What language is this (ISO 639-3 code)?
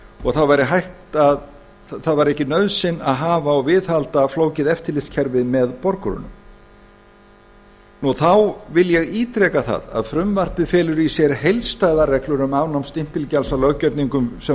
isl